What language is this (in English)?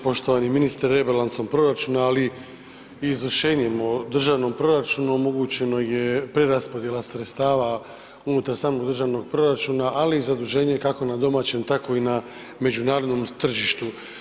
Croatian